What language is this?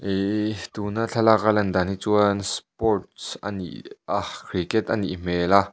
Mizo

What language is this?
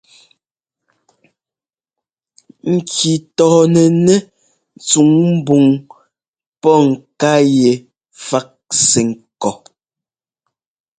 Ngomba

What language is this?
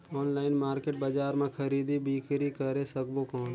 Chhattisgarhi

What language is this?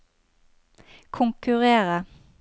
Norwegian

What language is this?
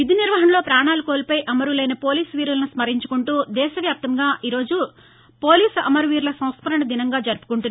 Telugu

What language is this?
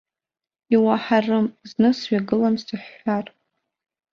Abkhazian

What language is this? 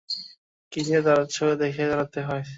Bangla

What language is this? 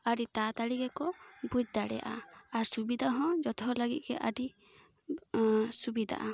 Santali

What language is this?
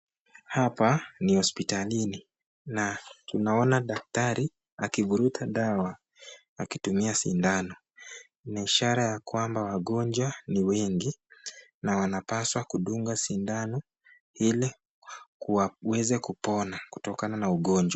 Swahili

